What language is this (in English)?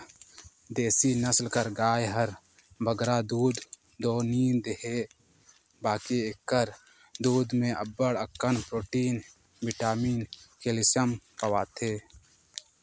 Chhattisgarhi